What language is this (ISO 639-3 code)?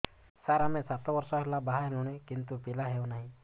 ori